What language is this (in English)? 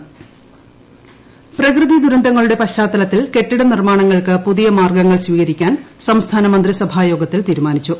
Malayalam